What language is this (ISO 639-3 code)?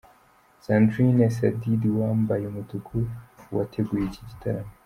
kin